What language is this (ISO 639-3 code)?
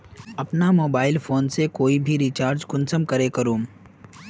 mag